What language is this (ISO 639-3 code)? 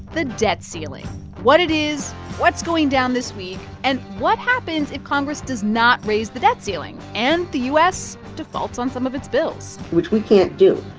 eng